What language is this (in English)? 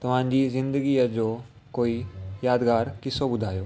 Sindhi